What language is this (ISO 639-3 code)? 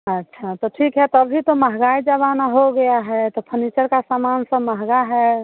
hin